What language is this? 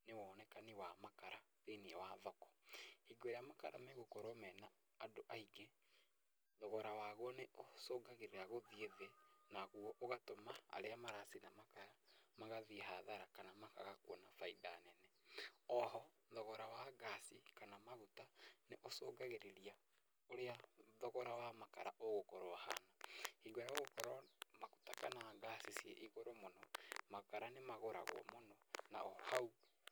Kikuyu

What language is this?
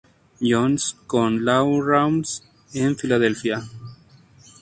Spanish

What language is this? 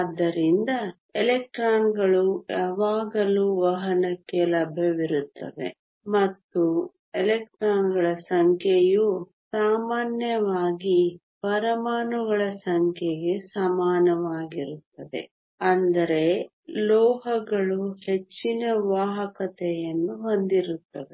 Kannada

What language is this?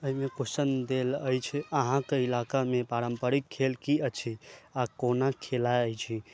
Maithili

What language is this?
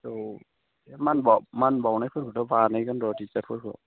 Bodo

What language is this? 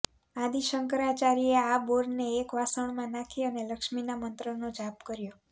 Gujarati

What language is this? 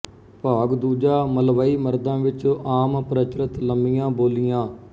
Punjabi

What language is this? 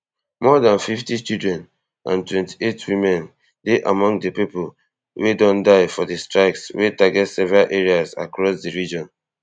Nigerian Pidgin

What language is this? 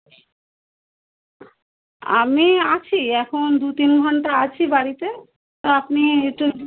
Bangla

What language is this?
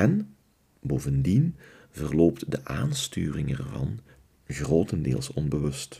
Dutch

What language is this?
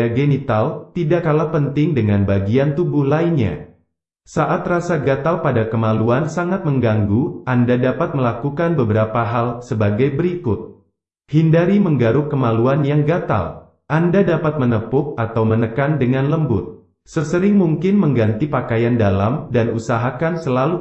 Indonesian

